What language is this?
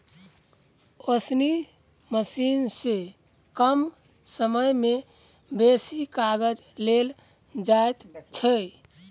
Maithili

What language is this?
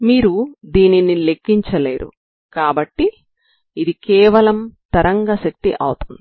Telugu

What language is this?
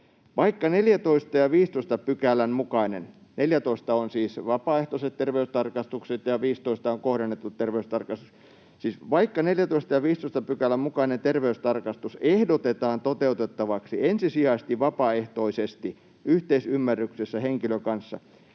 Finnish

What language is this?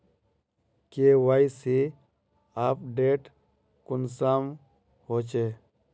Magahi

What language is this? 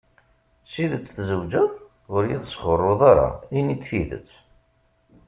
Kabyle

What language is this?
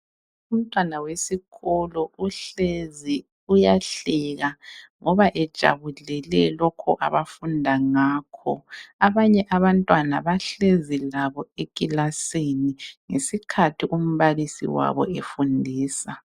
North Ndebele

